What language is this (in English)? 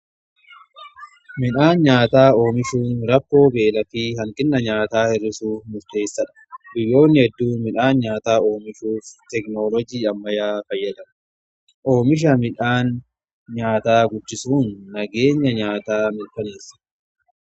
Oromo